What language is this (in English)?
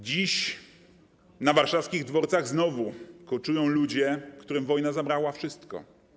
Polish